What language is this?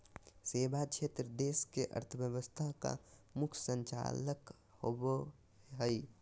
Magahi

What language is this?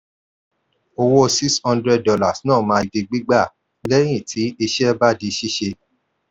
Yoruba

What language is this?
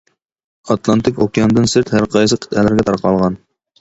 Uyghur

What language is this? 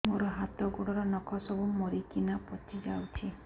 Odia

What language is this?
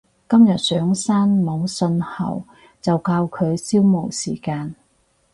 Cantonese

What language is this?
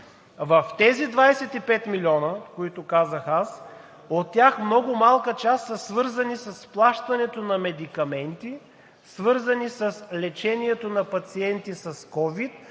Bulgarian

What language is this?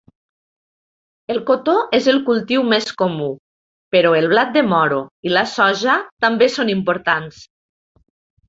Catalan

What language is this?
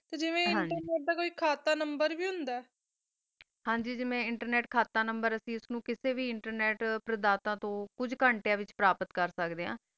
Punjabi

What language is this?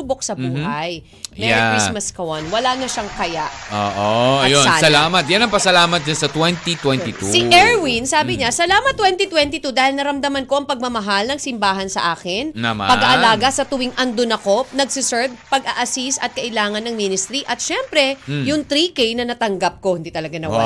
Filipino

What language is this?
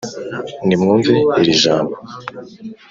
Kinyarwanda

